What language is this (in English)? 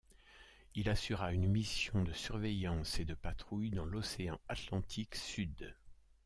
French